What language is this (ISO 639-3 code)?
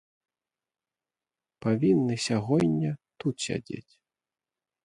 bel